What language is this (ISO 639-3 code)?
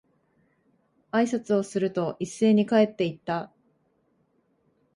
jpn